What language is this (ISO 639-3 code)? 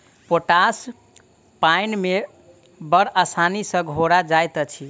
mai